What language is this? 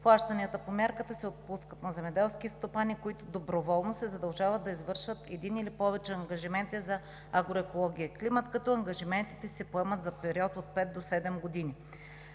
Bulgarian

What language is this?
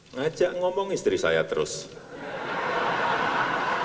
Indonesian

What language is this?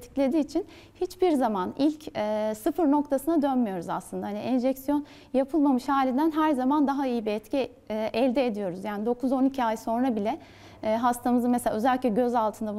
Turkish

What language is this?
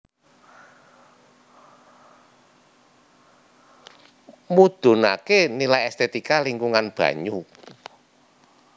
Javanese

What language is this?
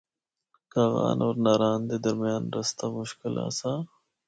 Northern Hindko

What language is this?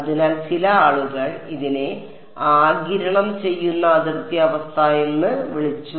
Malayalam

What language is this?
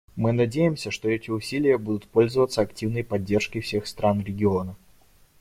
Russian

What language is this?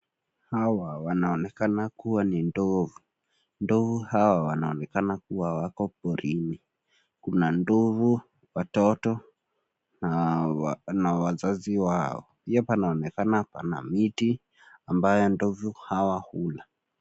Swahili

